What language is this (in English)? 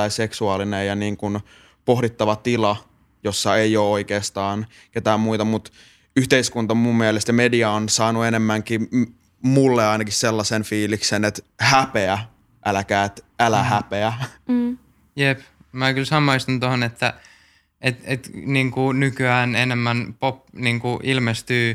Finnish